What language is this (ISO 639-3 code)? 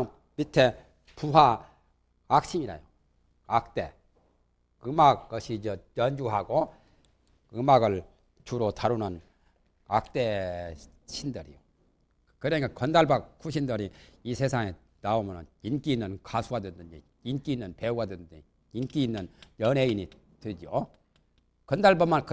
kor